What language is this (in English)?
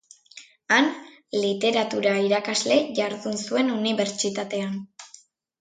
Basque